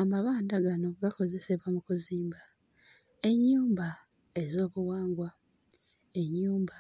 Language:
Ganda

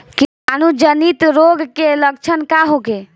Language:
Bhojpuri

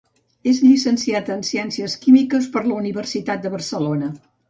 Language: Catalan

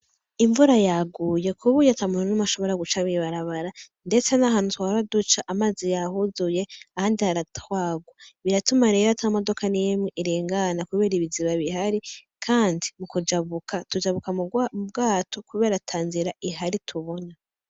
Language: Rundi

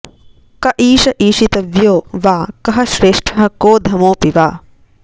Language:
Sanskrit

